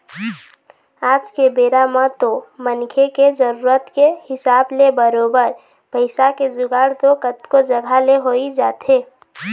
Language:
Chhattisgarhi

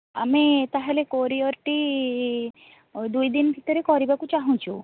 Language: Odia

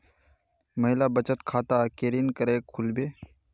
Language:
Magahi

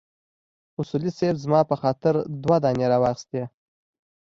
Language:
Pashto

